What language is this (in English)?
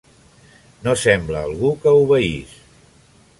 Catalan